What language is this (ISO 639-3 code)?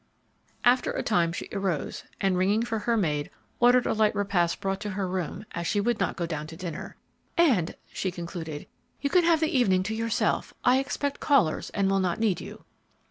eng